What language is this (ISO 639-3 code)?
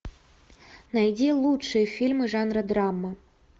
rus